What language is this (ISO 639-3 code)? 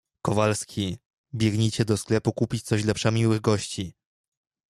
pol